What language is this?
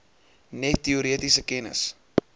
Afrikaans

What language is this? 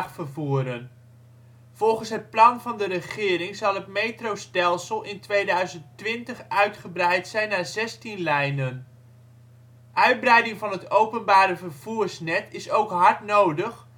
Dutch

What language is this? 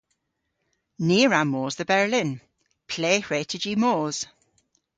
Cornish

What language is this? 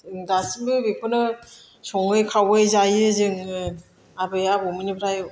Bodo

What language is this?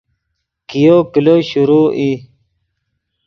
Yidgha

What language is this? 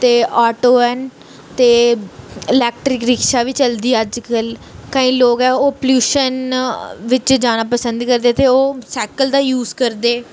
Dogri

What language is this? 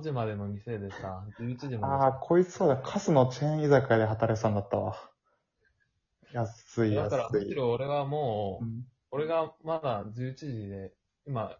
Japanese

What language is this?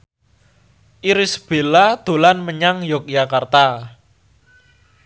Javanese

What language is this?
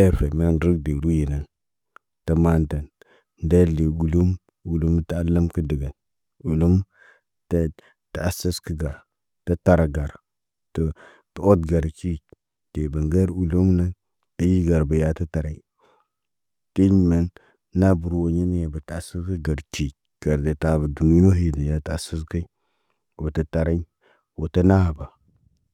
Naba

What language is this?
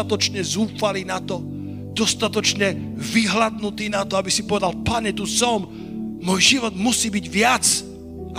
Slovak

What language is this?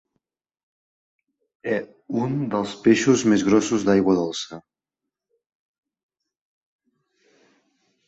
Catalan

